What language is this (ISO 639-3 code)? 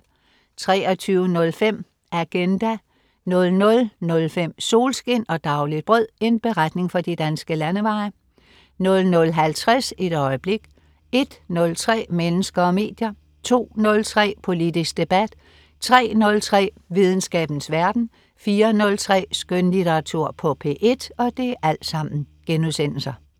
dan